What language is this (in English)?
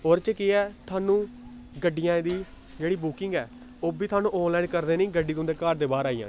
Dogri